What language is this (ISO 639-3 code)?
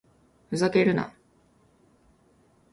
jpn